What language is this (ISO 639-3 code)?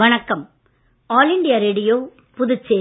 tam